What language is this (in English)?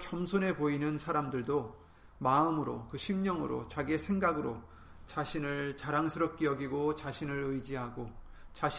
Korean